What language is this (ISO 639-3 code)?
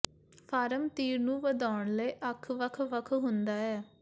pan